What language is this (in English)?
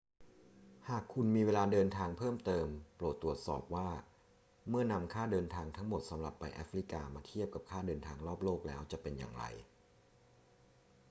Thai